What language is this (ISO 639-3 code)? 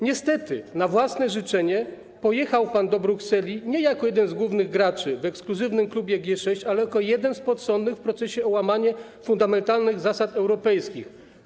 pol